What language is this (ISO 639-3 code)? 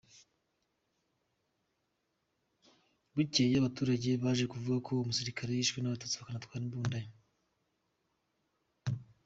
kin